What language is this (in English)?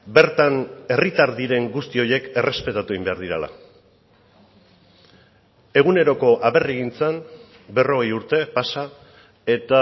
Basque